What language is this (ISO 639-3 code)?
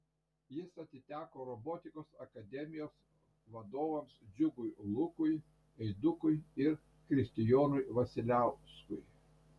lit